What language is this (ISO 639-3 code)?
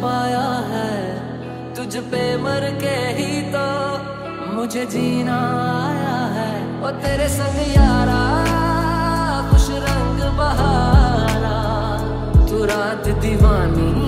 hin